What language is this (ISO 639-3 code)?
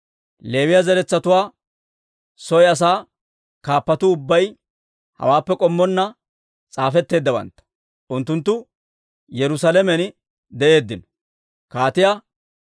dwr